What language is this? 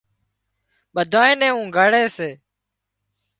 Wadiyara Koli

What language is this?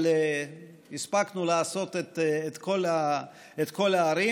Hebrew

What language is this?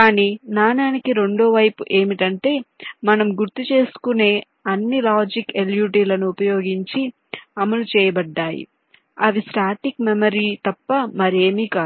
Telugu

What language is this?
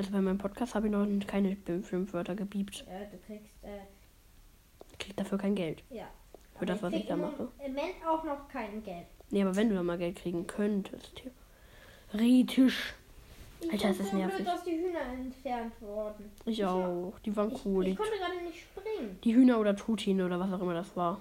German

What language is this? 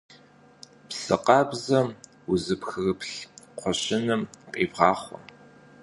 Kabardian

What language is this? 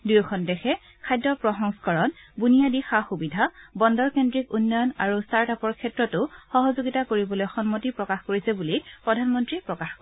Assamese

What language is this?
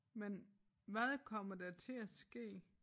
Danish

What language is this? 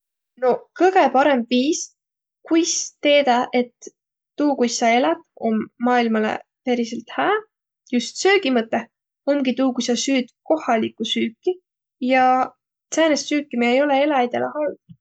Võro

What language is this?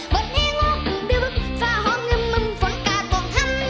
Thai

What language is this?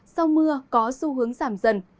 Vietnamese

